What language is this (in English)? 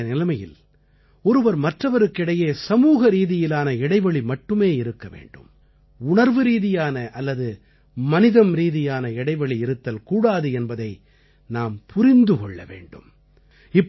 Tamil